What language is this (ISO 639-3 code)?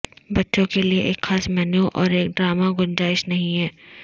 urd